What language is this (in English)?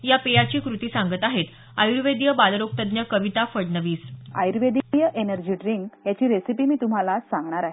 Marathi